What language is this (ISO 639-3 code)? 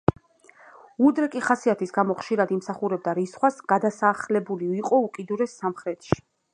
kat